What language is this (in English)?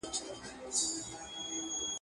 Pashto